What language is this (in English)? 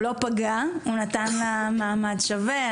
Hebrew